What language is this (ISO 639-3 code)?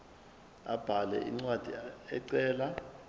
zul